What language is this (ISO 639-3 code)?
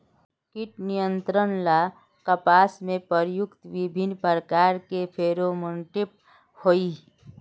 mag